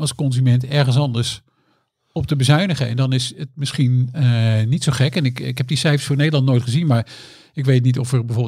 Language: Dutch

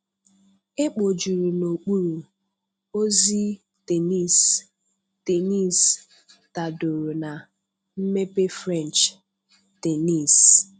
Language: Igbo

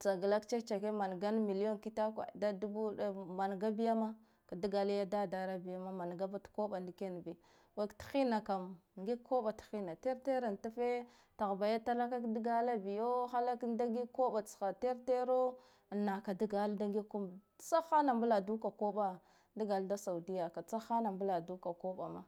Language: Guduf-Gava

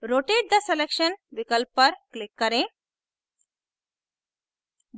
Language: Hindi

